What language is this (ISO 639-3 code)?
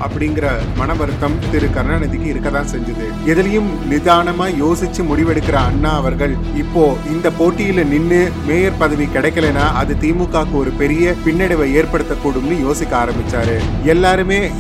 tam